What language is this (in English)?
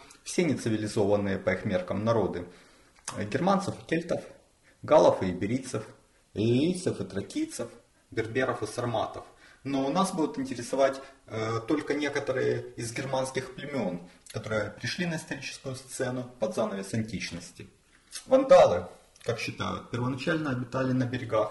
Russian